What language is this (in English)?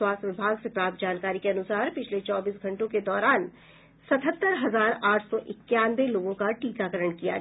Hindi